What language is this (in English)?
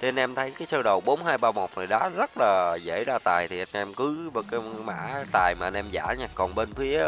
Vietnamese